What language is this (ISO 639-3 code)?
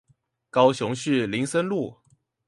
zho